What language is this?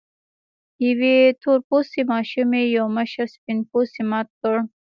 Pashto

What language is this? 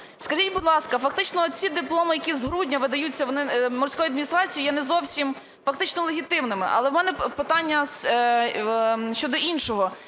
Ukrainian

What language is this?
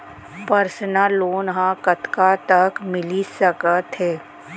Chhattisgarhi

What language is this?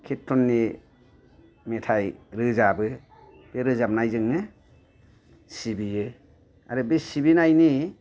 Bodo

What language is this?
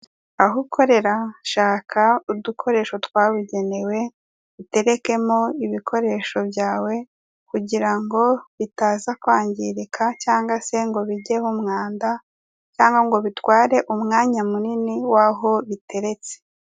Kinyarwanda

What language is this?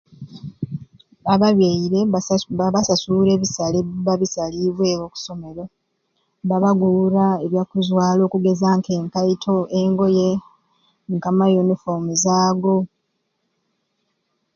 Ruuli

